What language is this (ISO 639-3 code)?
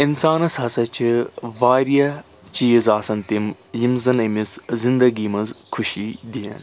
kas